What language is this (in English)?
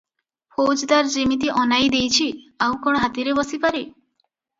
Odia